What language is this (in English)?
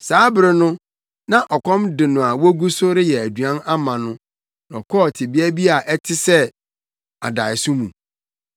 Akan